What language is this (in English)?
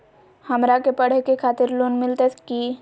Magahi